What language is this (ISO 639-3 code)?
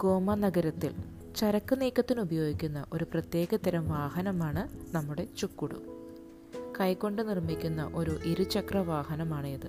mal